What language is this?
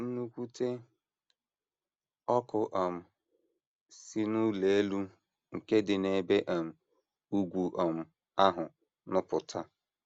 Igbo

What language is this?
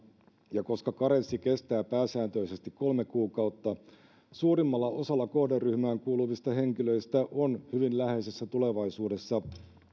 Finnish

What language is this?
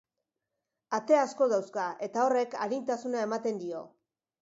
Basque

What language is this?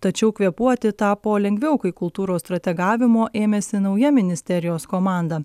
Lithuanian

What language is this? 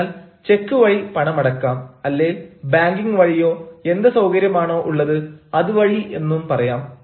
Malayalam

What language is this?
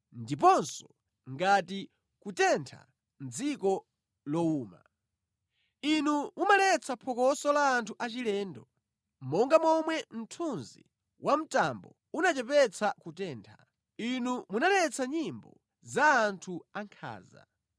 Nyanja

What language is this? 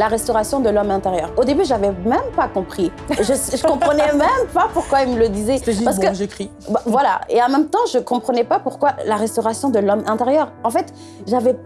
French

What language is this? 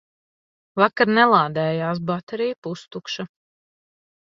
Latvian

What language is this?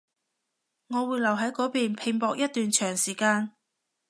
Cantonese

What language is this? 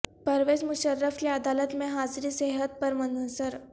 Urdu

